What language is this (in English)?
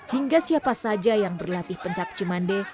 Indonesian